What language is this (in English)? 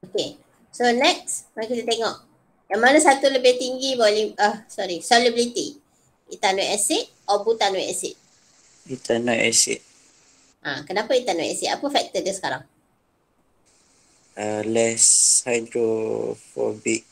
Malay